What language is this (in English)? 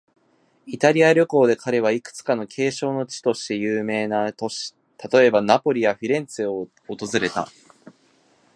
Japanese